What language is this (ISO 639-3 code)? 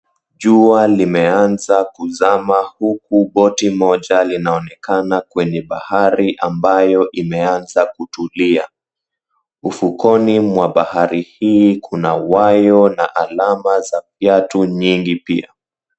swa